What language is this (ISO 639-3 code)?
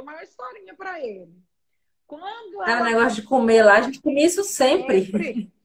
por